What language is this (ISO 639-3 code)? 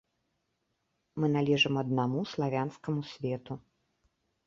bel